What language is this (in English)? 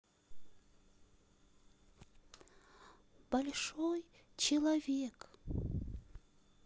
Russian